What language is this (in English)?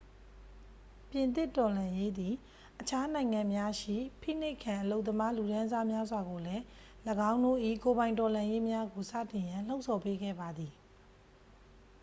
Burmese